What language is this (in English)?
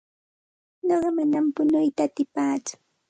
Santa Ana de Tusi Pasco Quechua